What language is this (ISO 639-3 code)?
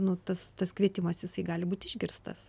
lit